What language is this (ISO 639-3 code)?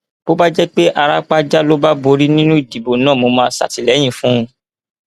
yor